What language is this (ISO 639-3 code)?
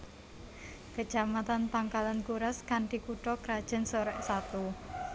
jav